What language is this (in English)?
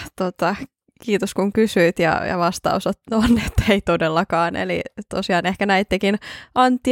Finnish